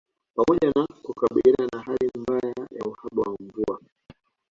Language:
Swahili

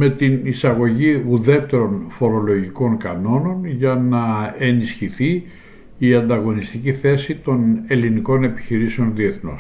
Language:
Greek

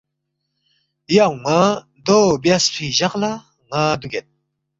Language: Balti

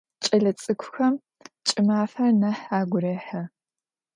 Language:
Adyghe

